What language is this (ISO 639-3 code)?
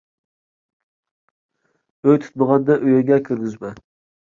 uig